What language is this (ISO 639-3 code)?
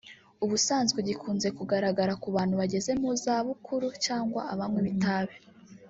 kin